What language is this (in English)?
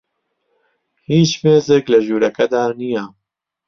Central Kurdish